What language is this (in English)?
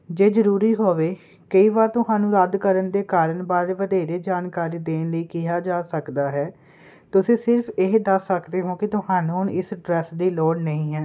Punjabi